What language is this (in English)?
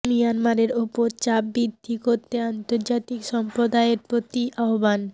Bangla